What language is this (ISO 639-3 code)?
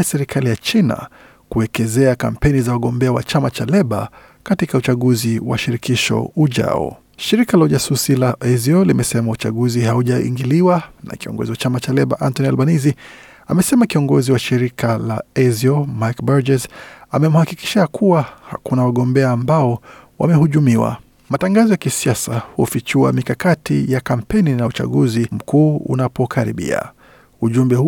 swa